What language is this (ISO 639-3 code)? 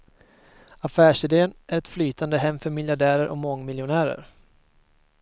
swe